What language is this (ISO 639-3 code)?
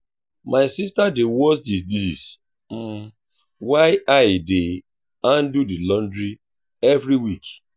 pcm